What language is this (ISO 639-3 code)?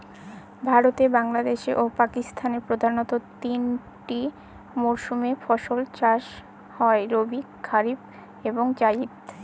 ben